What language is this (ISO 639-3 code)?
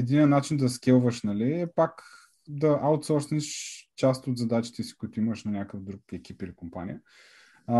bul